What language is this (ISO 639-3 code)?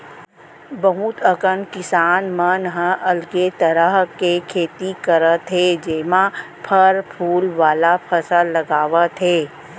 hne